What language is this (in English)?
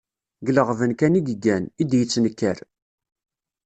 Kabyle